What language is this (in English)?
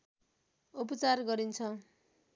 Nepali